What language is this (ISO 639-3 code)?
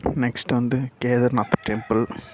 tam